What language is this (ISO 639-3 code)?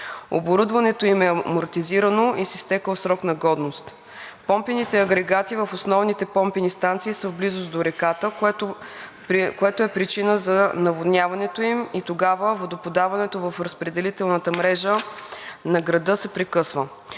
bul